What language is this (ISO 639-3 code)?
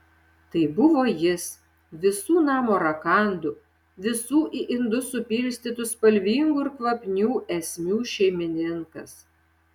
lit